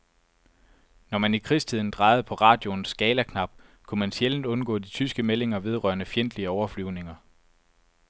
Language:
Danish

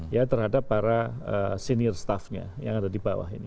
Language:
Indonesian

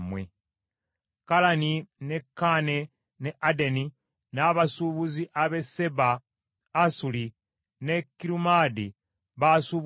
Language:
Ganda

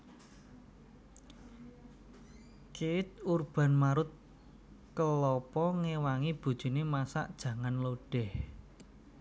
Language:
Javanese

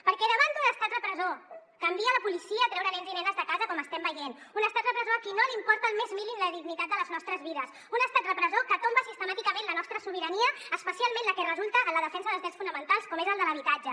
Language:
Catalan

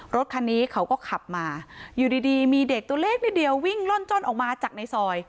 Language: Thai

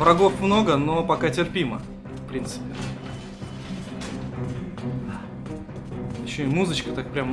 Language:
Russian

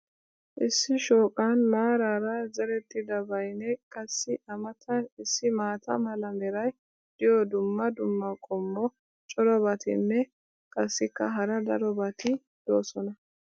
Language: Wolaytta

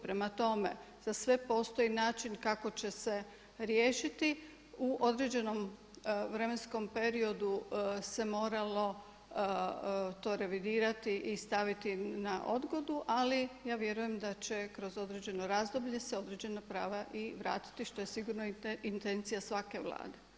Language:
Croatian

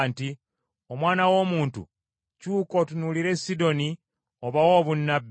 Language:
Ganda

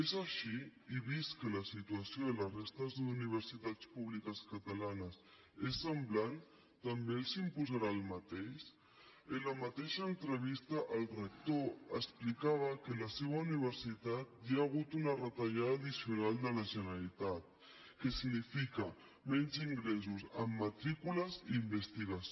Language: Catalan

